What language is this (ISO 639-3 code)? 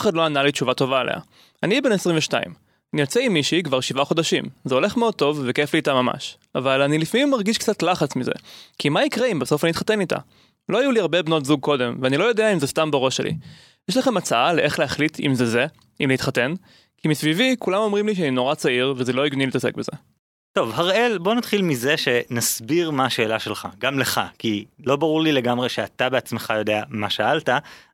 heb